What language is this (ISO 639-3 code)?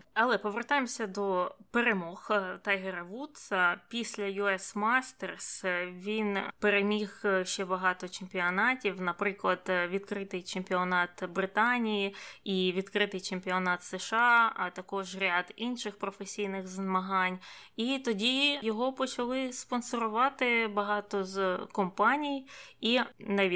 ukr